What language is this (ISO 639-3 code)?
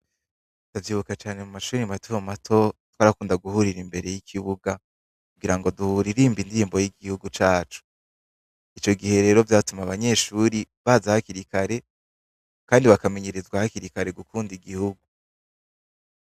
run